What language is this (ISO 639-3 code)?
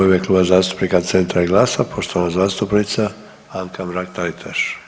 hrv